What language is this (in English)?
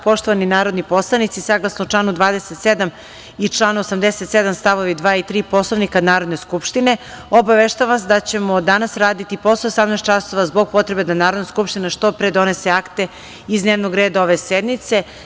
Serbian